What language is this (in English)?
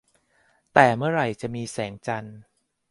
Thai